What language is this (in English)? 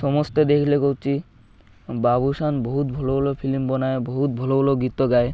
Odia